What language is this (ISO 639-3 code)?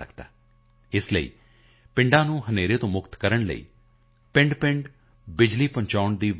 pan